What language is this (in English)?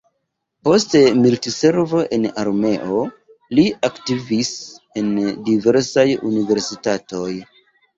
Esperanto